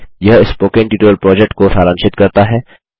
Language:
Hindi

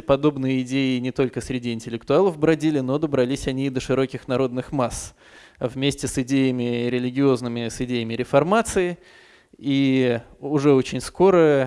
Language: Russian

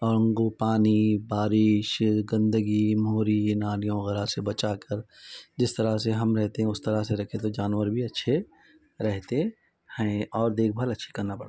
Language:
Urdu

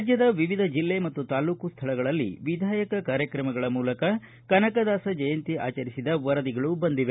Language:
Kannada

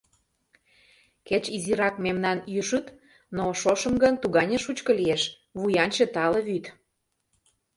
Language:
Mari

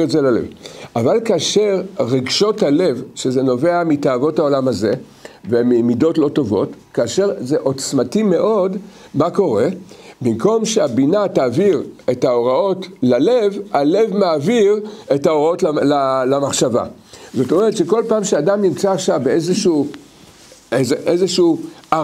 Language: Hebrew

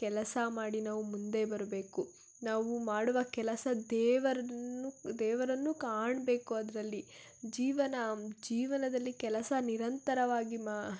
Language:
Kannada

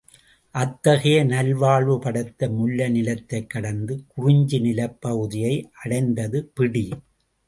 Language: Tamil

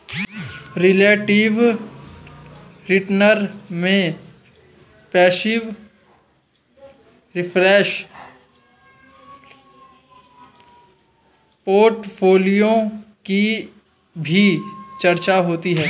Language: Hindi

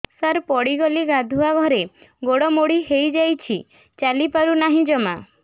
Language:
Odia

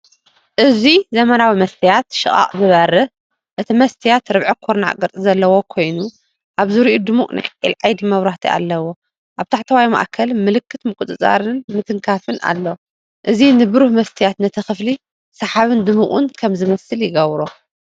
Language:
Tigrinya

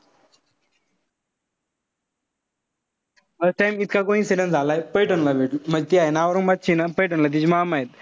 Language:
Marathi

